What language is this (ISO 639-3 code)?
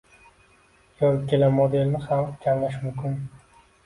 uzb